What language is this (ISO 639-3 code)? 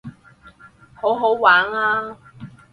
yue